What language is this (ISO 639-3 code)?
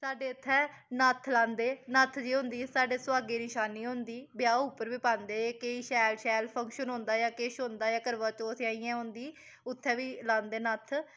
doi